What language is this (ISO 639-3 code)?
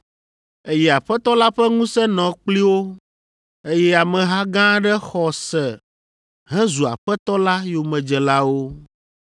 ewe